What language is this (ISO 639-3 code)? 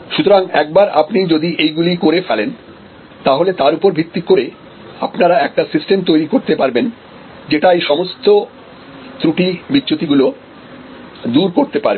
ben